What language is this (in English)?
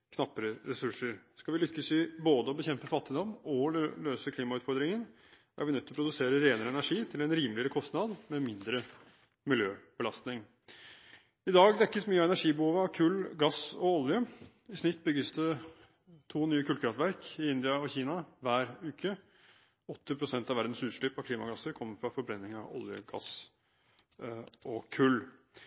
Norwegian Bokmål